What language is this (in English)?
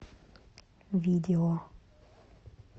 Russian